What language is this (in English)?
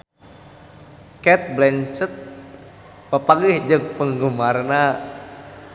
Sundanese